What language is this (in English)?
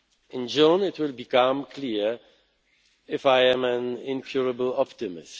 English